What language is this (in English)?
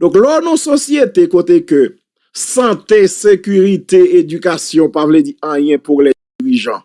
French